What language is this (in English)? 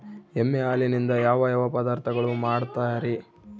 Kannada